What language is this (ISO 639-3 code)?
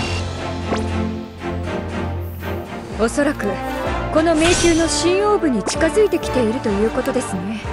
jpn